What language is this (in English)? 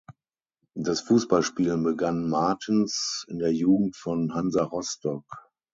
German